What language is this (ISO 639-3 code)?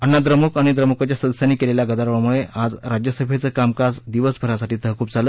mar